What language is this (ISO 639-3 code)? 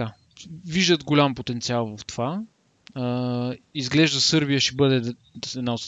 bul